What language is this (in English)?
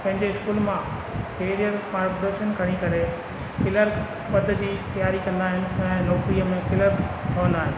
Sindhi